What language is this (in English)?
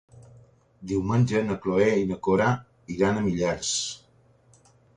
Catalan